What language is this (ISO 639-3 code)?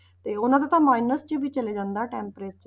pan